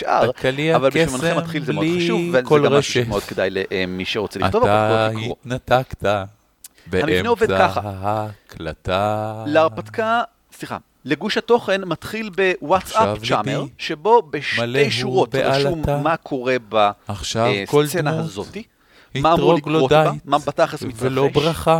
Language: Hebrew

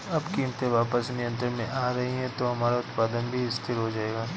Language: Hindi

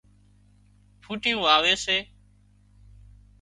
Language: Wadiyara Koli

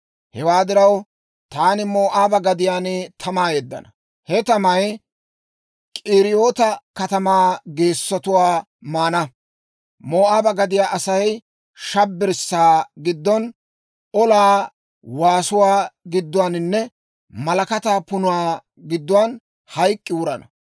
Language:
Dawro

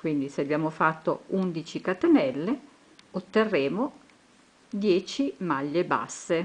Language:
Italian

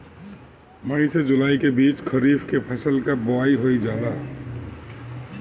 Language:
Bhojpuri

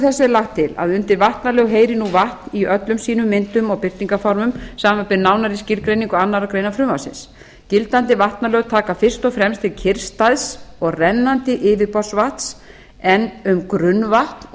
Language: Icelandic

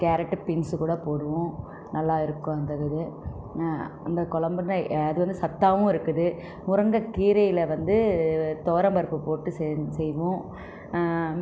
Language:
Tamil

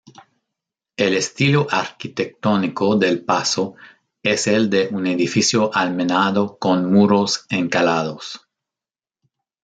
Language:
Spanish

